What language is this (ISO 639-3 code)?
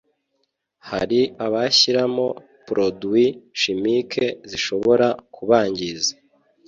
kin